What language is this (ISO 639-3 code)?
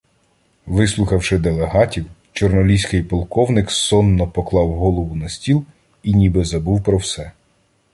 ukr